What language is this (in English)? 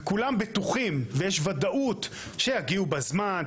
Hebrew